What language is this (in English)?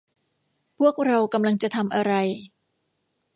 Thai